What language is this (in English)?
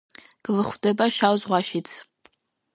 Georgian